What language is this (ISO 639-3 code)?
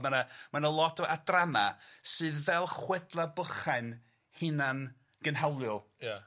cym